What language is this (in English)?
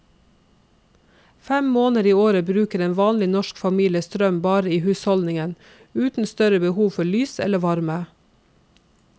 Norwegian